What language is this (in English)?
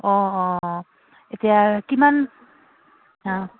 Assamese